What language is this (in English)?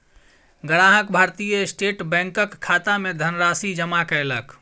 Maithili